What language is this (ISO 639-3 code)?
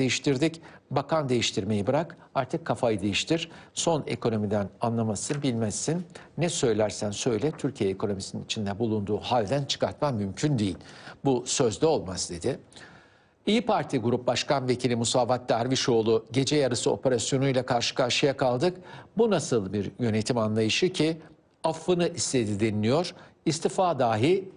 tur